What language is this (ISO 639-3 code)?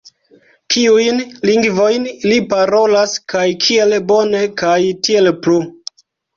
epo